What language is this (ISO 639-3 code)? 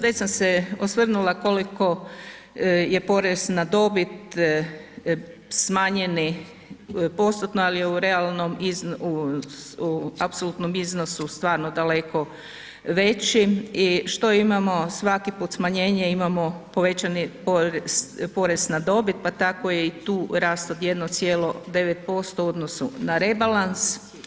hrv